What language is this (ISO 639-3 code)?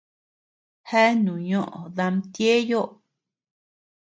cux